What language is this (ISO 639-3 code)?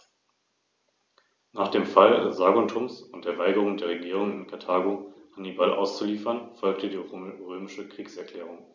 deu